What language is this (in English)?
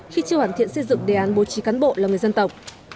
Vietnamese